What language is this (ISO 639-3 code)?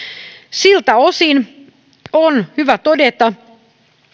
fin